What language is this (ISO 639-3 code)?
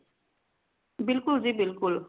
pan